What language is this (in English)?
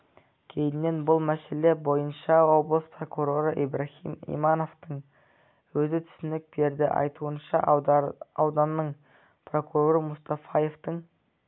Kazakh